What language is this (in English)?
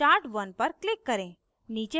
Hindi